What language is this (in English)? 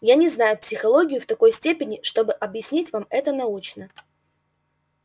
Russian